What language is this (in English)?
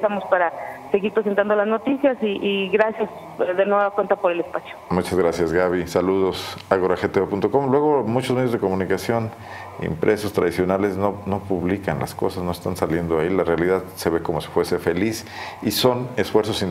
Spanish